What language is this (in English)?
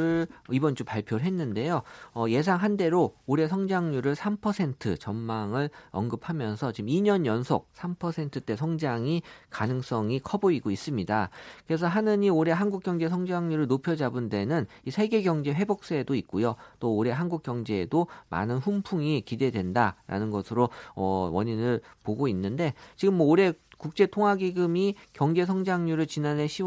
Korean